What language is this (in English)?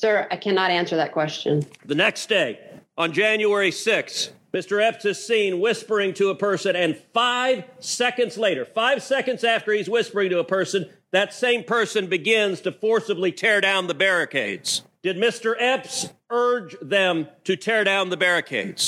English